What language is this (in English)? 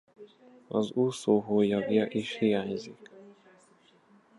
Hungarian